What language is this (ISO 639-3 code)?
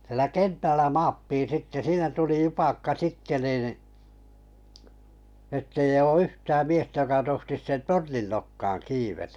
fin